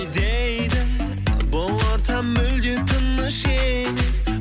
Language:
Kazakh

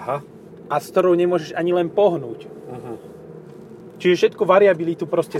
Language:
Slovak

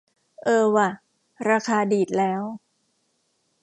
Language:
Thai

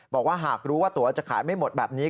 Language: Thai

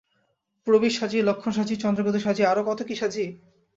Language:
Bangla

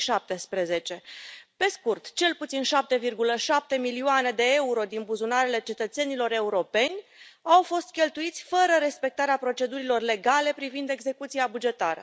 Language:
Romanian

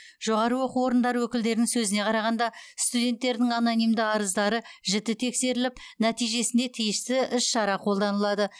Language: Kazakh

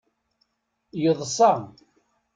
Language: Kabyle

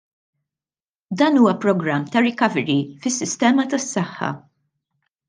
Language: Maltese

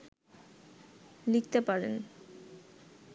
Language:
Bangla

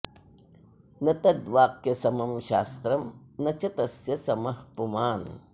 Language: Sanskrit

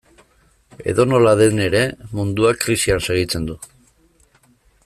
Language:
Basque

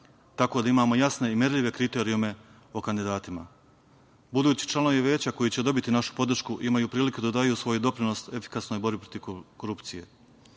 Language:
Serbian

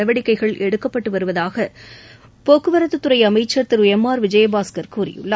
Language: Tamil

